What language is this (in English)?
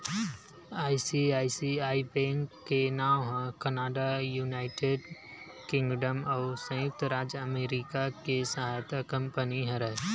Chhattisgarhi